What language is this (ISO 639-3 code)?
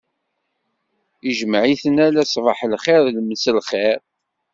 kab